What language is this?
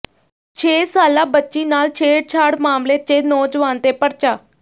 Punjabi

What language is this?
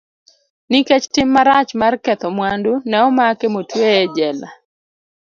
Luo (Kenya and Tanzania)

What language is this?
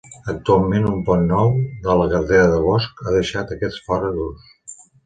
Catalan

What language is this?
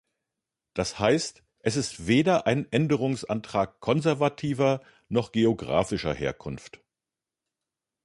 German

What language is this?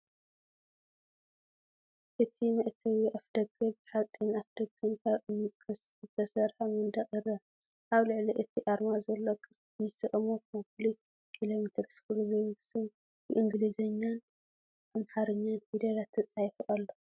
Tigrinya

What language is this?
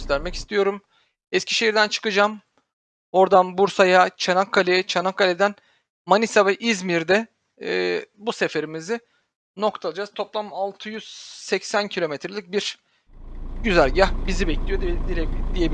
Turkish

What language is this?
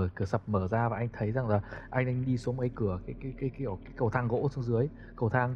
Vietnamese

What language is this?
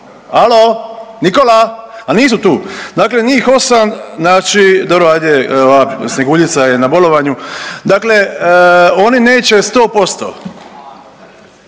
Croatian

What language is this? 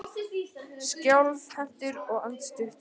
Icelandic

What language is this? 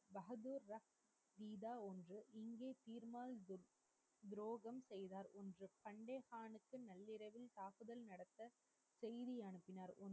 Tamil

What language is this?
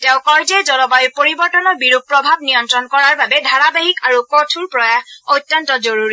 Assamese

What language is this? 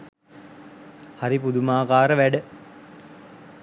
Sinhala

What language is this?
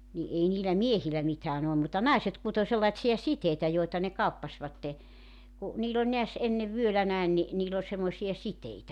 Finnish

